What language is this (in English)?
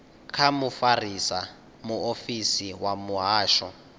Venda